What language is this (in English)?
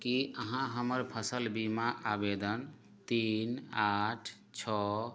Maithili